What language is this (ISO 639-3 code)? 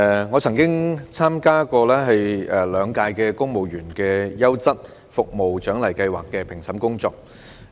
yue